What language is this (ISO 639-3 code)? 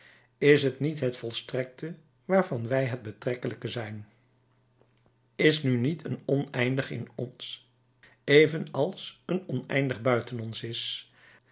nld